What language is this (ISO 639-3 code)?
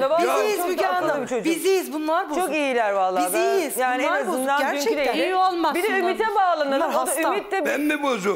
tur